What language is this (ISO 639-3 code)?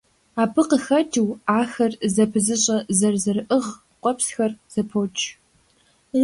kbd